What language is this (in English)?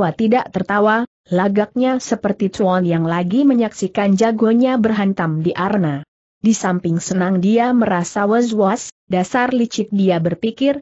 Indonesian